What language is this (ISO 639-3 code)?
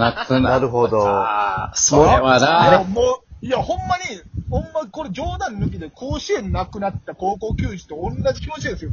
jpn